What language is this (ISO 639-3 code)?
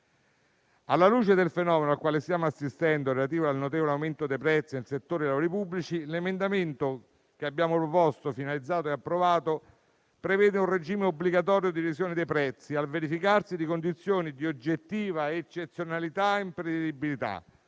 ita